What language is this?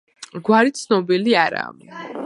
Georgian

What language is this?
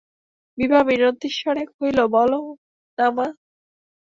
Bangla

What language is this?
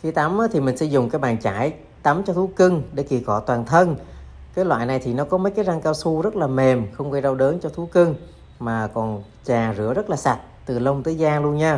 Vietnamese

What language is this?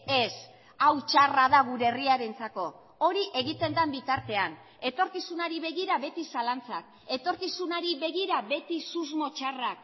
Basque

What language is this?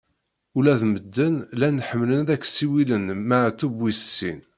Kabyle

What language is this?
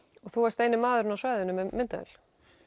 Icelandic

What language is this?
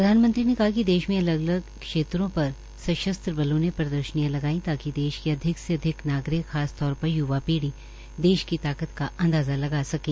Hindi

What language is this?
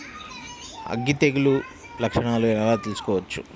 Telugu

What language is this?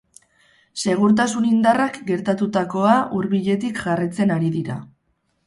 Basque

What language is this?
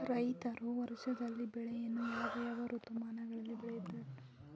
Kannada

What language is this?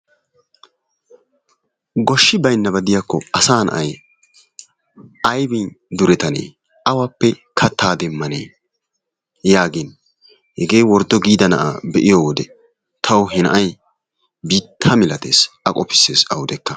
Wolaytta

